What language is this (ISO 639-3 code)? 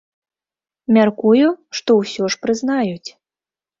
bel